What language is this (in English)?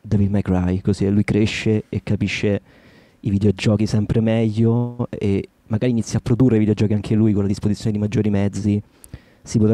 Italian